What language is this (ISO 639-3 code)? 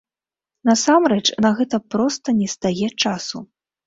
bel